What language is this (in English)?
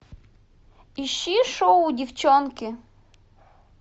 Russian